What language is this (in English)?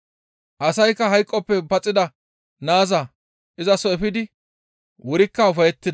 Gamo